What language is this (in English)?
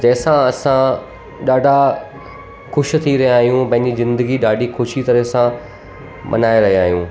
Sindhi